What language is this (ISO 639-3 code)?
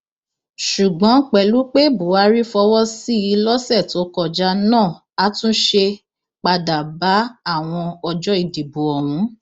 yor